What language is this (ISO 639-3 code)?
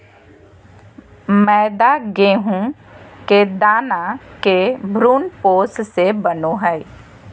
mag